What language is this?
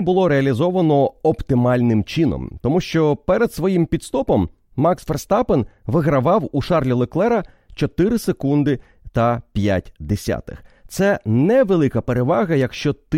Ukrainian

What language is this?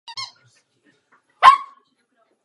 Czech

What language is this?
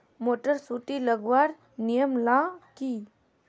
Magahi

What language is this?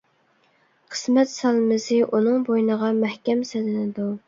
Uyghur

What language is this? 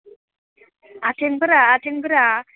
Bodo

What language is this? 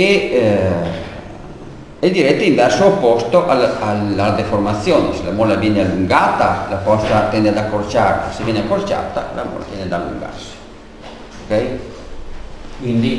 Italian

